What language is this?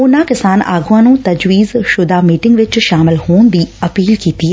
Punjabi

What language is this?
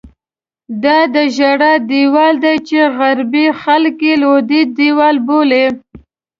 Pashto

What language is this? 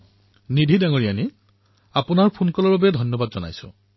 Assamese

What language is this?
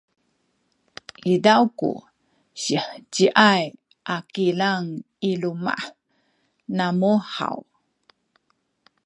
Sakizaya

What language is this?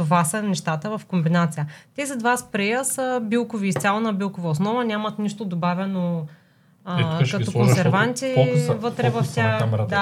Bulgarian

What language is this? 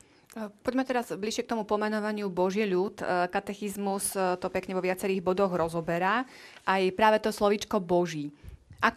Slovak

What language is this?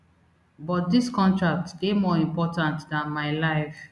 Nigerian Pidgin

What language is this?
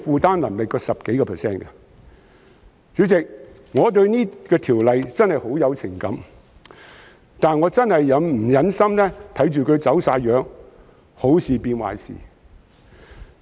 Cantonese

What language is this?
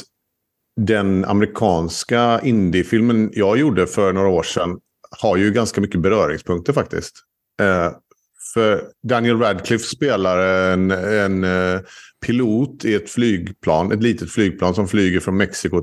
Swedish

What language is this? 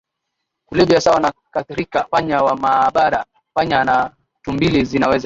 Swahili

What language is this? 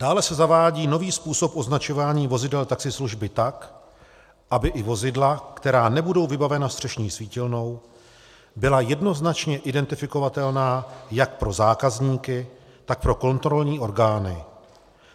Czech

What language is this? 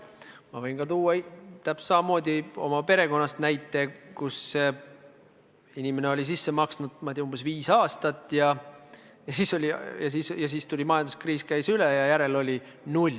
Estonian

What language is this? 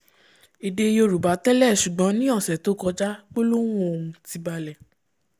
Yoruba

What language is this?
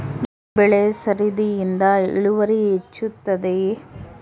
Kannada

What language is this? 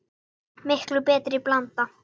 Icelandic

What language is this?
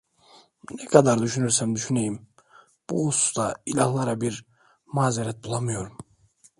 Turkish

